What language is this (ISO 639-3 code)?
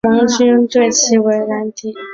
zho